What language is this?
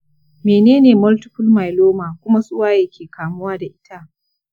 Hausa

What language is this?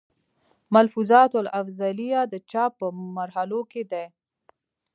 Pashto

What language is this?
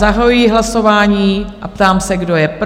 Czech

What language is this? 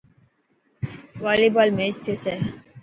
Dhatki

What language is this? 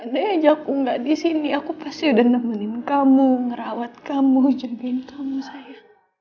Indonesian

